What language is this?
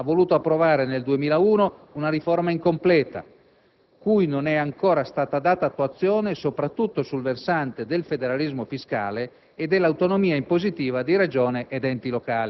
Italian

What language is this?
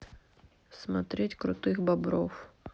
Russian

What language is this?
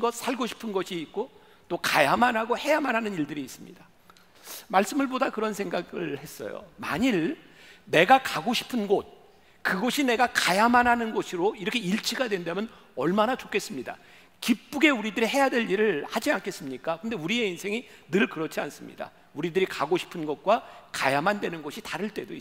Korean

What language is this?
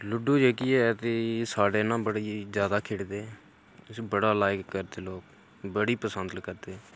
Dogri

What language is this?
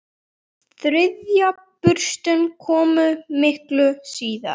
Icelandic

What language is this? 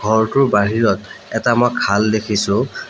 Assamese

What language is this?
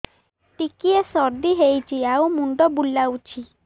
Odia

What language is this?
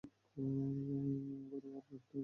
Bangla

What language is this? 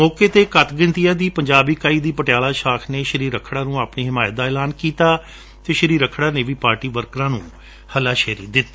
Punjabi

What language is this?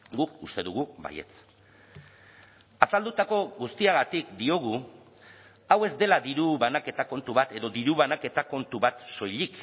Basque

